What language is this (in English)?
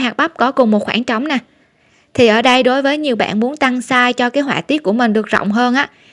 Vietnamese